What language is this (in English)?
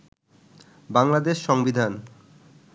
Bangla